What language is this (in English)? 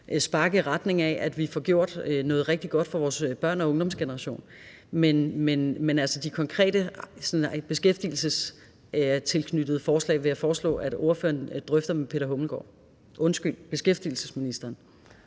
Danish